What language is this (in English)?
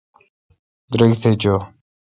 Kalkoti